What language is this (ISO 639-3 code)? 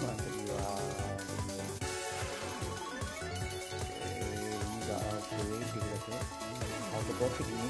ind